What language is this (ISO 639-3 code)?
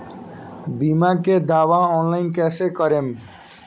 bho